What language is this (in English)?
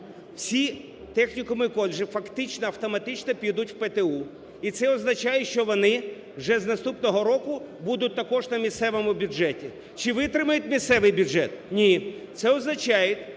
Ukrainian